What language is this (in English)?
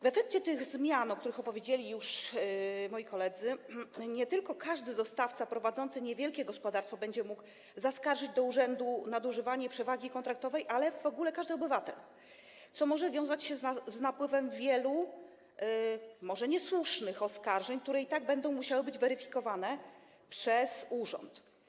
Polish